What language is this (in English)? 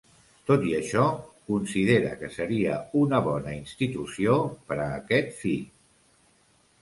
Catalan